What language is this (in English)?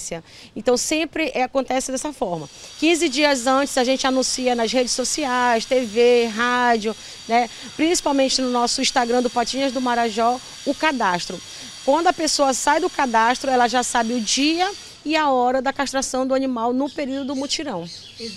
Portuguese